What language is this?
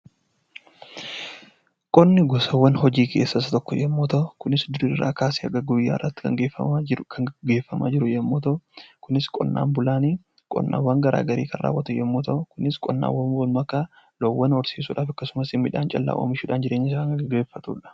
Oromo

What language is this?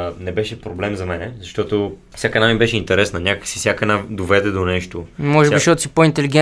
Bulgarian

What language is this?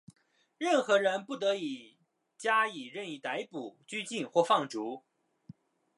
Chinese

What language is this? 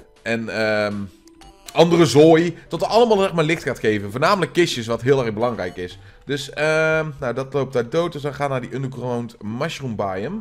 Dutch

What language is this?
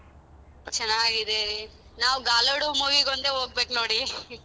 Kannada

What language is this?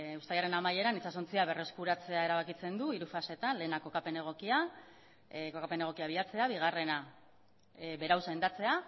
Basque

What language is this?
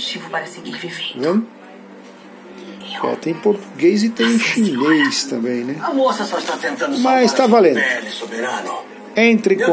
Portuguese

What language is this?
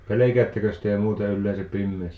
Finnish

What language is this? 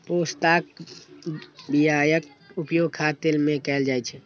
Maithili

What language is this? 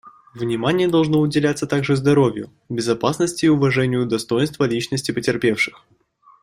Russian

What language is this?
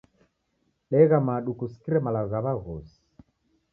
Taita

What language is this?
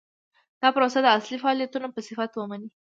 Pashto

